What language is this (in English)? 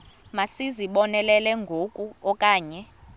Xhosa